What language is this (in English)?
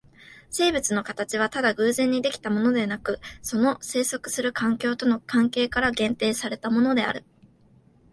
Japanese